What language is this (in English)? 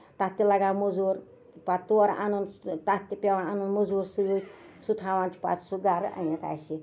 Kashmiri